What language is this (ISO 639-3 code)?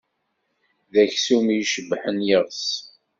kab